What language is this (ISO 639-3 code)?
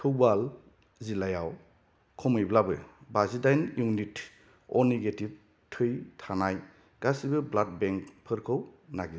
brx